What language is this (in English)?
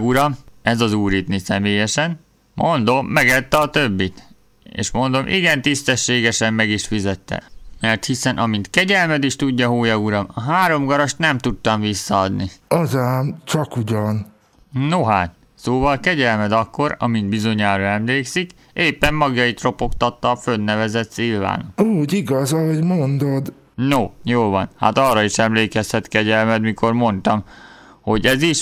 Hungarian